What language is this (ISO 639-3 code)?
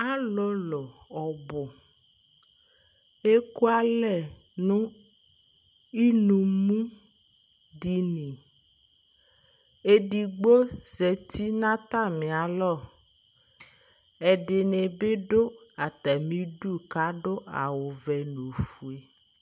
kpo